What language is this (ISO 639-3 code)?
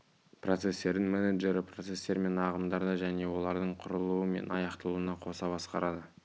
kaz